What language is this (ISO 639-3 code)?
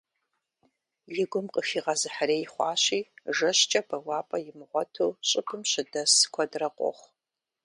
kbd